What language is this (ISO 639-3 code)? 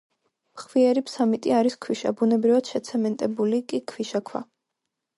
kat